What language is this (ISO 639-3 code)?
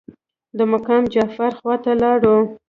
pus